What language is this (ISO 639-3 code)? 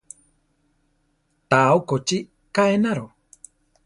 tar